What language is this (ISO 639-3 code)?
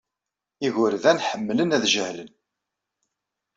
kab